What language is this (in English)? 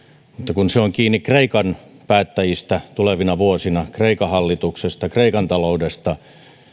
Finnish